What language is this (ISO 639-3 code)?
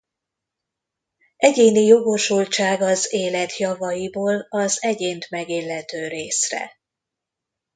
hun